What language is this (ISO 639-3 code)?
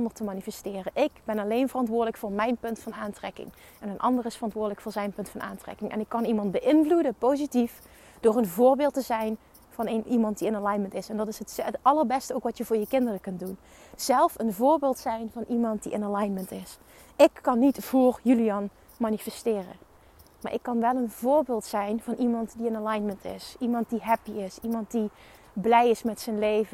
nld